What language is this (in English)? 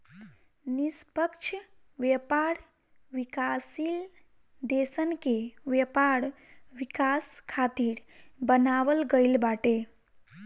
Bhojpuri